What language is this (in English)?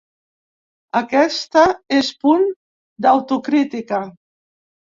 Catalan